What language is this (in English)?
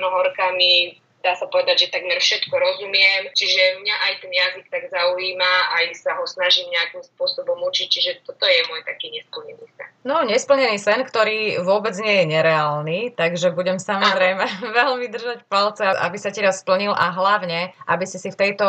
Slovak